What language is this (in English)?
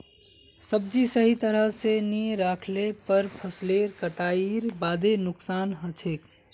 Magahi